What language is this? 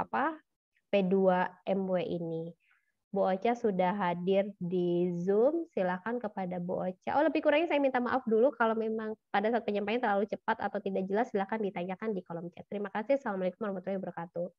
Indonesian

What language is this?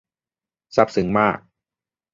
Thai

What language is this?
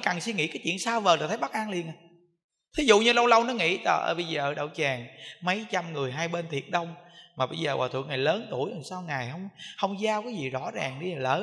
Vietnamese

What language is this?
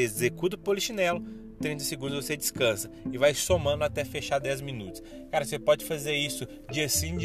Portuguese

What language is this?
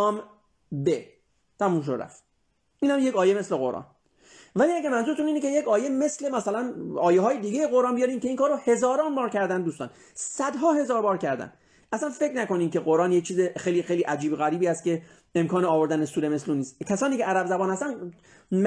Persian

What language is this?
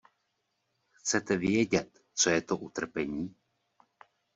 Czech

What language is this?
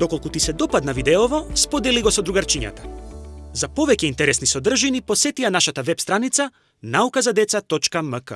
Macedonian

